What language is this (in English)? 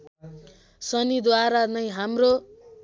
Nepali